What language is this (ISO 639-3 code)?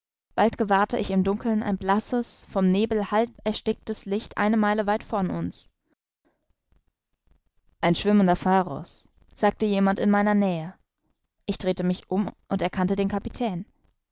deu